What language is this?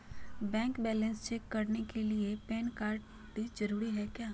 Magahi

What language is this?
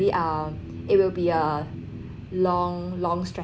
English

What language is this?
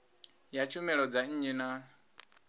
Venda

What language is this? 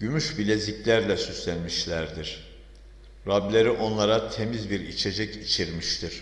Turkish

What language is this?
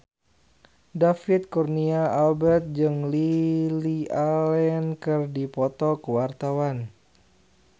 Sundanese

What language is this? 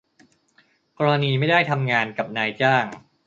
Thai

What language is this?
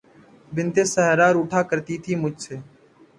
Urdu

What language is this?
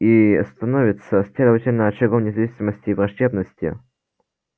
Russian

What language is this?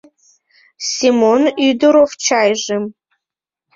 Mari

